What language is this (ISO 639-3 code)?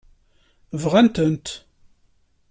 kab